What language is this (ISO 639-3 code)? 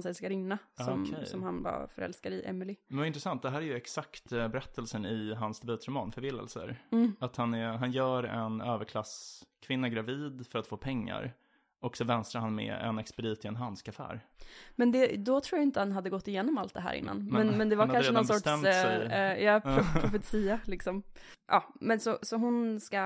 swe